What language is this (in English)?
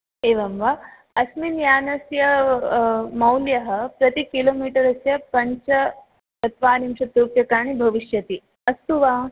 Sanskrit